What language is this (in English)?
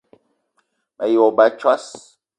Eton (Cameroon)